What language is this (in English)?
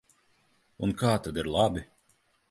Latvian